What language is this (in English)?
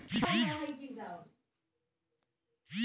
Magahi